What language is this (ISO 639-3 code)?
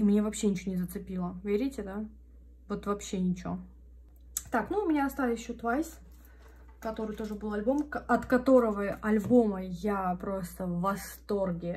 rus